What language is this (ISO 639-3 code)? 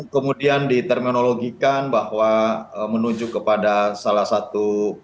ind